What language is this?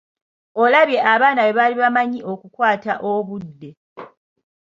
Ganda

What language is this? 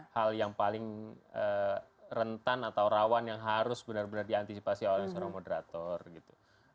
Indonesian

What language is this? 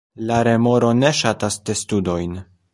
Esperanto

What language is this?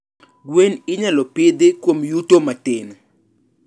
Luo (Kenya and Tanzania)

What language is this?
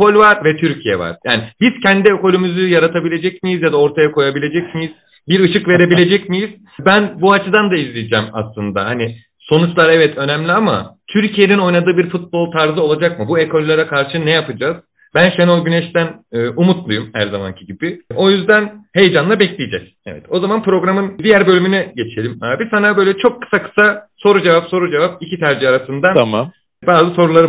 Turkish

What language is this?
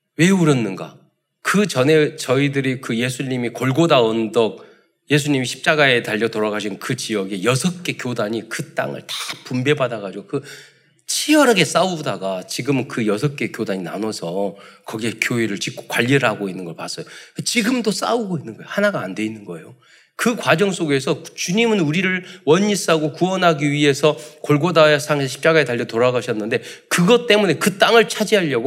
Korean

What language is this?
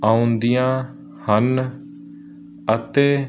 Punjabi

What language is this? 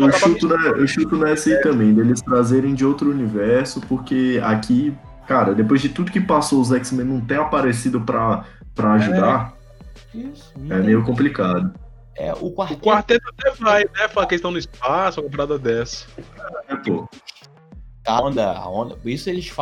Portuguese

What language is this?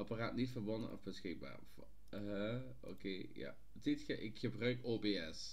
Dutch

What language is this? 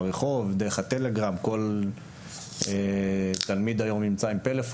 Hebrew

